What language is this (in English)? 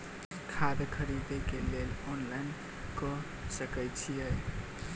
Maithili